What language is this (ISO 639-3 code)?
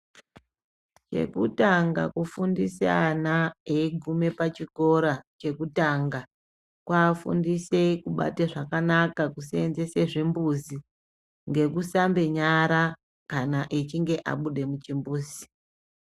ndc